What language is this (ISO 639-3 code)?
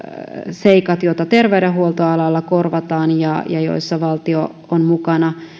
fin